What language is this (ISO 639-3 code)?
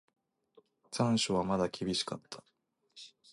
jpn